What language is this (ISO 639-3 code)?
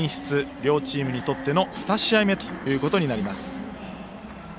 jpn